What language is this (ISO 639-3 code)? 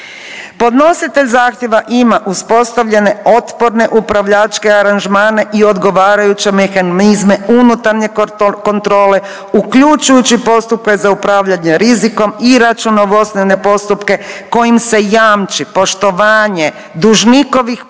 hrv